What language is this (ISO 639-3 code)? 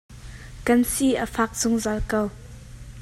cnh